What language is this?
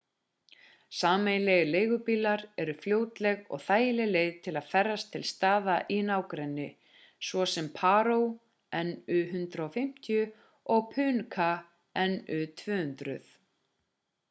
Icelandic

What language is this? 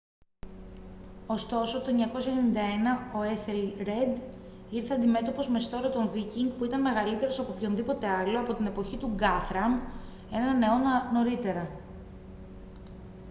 Greek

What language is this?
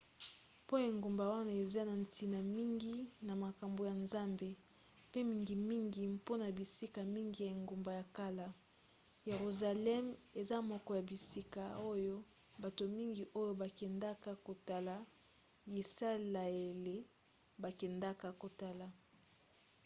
Lingala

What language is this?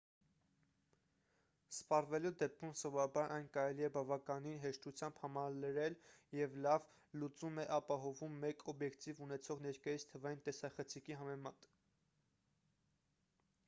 Armenian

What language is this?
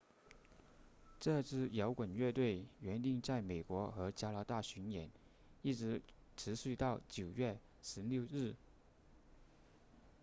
Chinese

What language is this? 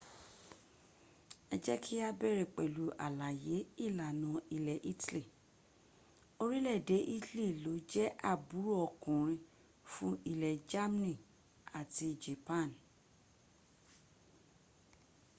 Yoruba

